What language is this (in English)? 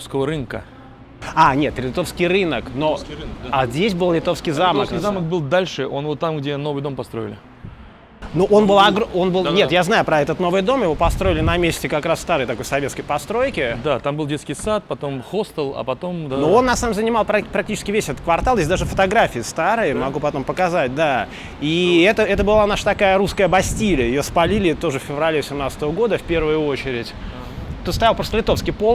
Russian